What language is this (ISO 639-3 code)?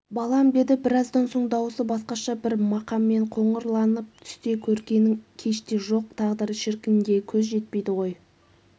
kaz